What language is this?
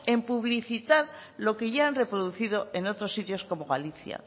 Spanish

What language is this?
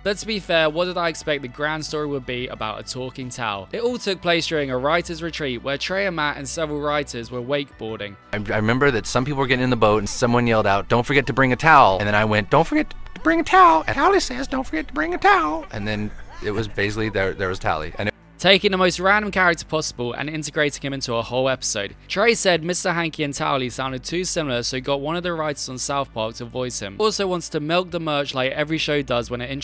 English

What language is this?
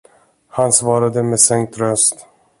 Swedish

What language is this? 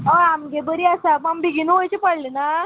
Konkani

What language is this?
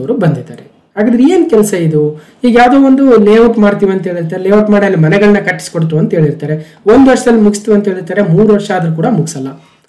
Kannada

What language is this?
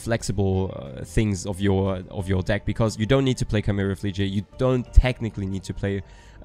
English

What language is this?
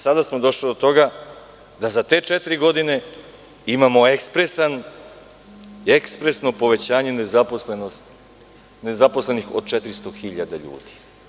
Serbian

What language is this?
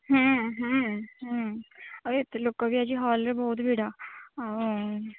Odia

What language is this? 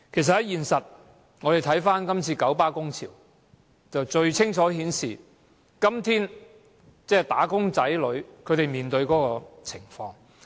Cantonese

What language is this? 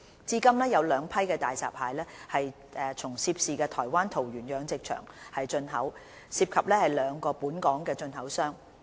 Cantonese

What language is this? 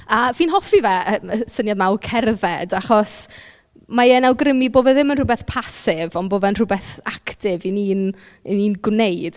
Welsh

